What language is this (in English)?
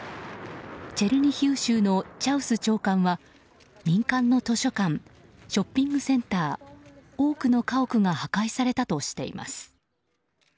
Japanese